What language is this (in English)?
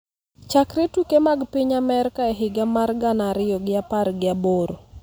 Luo (Kenya and Tanzania)